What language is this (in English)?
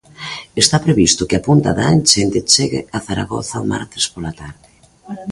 Galician